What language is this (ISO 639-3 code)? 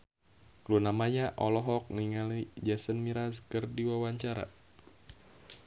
sun